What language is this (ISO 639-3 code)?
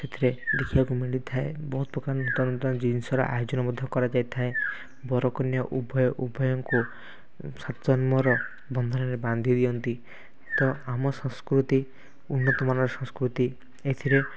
ori